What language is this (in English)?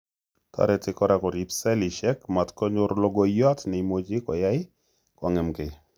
Kalenjin